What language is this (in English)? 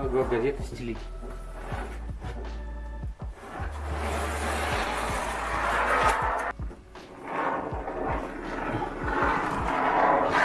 Russian